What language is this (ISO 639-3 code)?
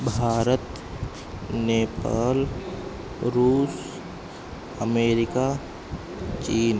san